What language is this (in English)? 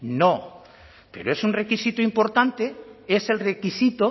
Spanish